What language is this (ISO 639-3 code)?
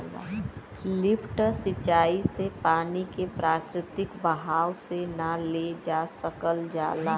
bho